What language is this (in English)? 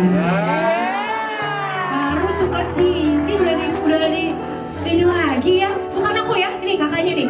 Indonesian